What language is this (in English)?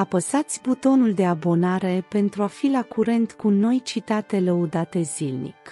Romanian